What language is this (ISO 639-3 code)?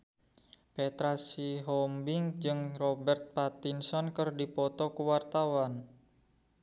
sun